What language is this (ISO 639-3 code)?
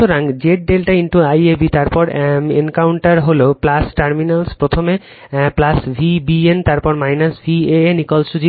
ben